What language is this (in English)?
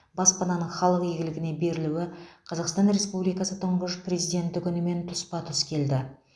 Kazakh